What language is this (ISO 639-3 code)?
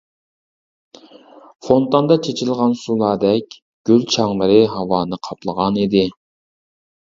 uig